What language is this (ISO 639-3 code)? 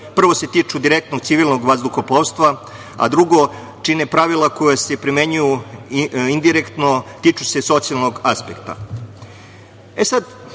srp